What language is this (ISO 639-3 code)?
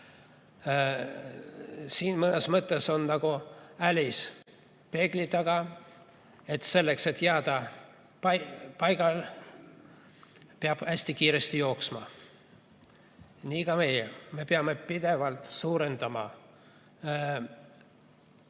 est